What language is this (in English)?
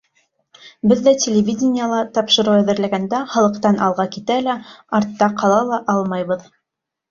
Bashkir